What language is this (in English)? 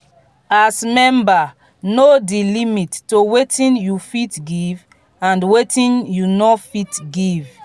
Nigerian Pidgin